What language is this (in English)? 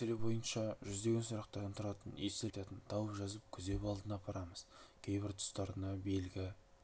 Kazakh